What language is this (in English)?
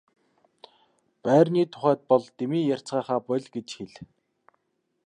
Mongolian